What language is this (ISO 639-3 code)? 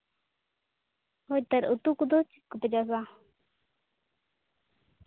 sat